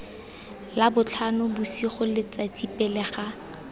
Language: Tswana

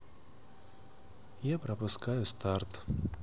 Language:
Russian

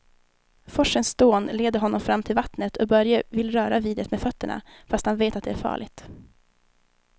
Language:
Swedish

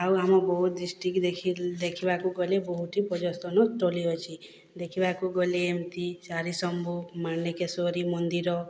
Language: Odia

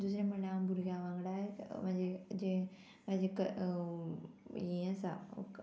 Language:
Konkani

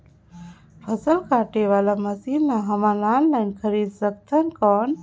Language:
Chhattisgarhi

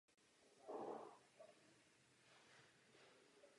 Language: Czech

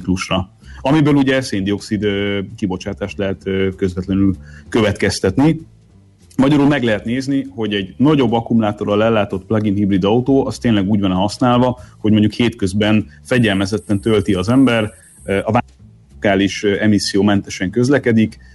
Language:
Hungarian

